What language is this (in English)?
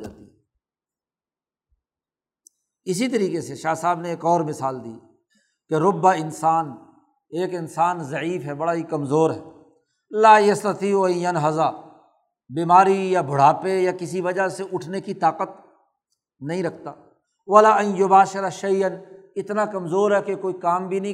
Urdu